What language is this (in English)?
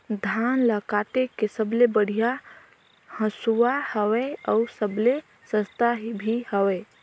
Chhattisgarhi